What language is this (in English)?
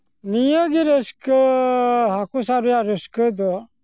Santali